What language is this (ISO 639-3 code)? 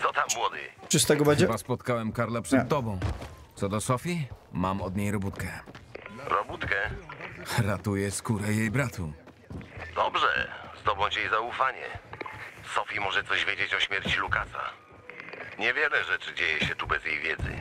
pol